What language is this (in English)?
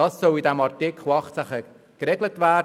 Swiss German